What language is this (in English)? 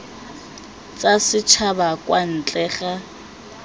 Tswana